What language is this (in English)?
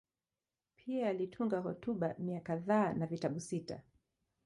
Swahili